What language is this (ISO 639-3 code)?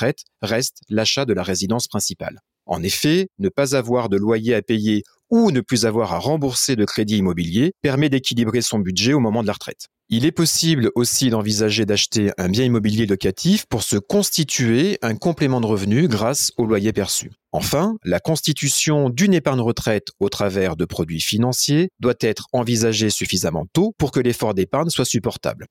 fra